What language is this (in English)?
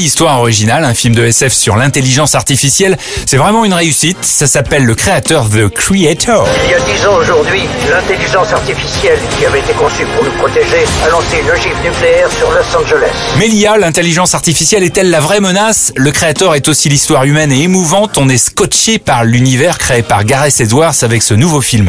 French